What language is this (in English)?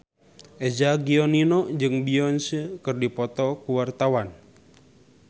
Sundanese